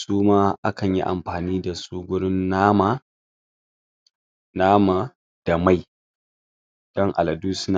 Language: Hausa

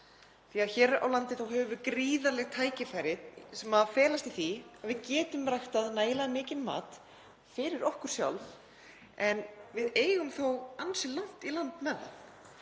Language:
Icelandic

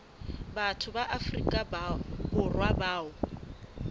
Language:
Southern Sotho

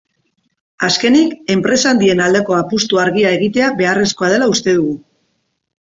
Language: Basque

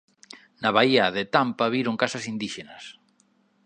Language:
Galician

